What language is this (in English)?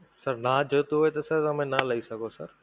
Gujarati